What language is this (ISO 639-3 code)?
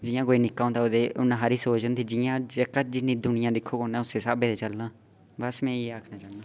doi